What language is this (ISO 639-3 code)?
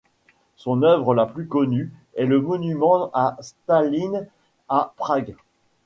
fra